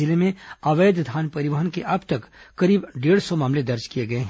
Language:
Hindi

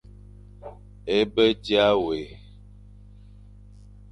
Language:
Fang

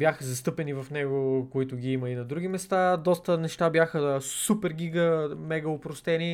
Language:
Bulgarian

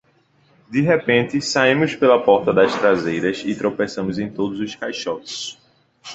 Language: Portuguese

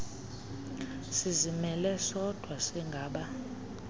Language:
Xhosa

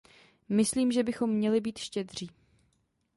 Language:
Czech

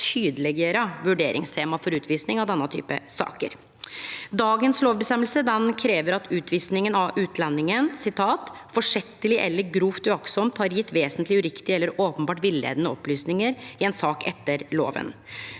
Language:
Norwegian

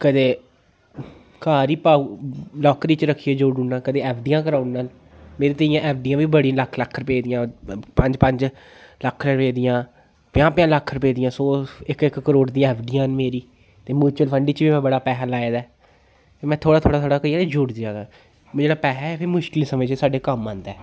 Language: Dogri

